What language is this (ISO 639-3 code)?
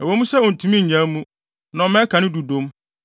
aka